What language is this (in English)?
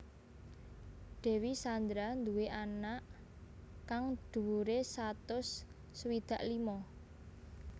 Javanese